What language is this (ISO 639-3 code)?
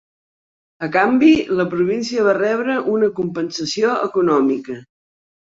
cat